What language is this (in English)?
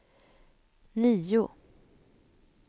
Swedish